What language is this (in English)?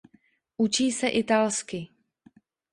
Czech